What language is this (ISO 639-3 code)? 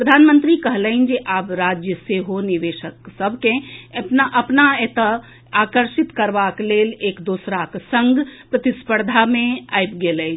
mai